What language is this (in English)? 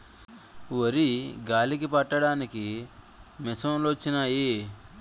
Telugu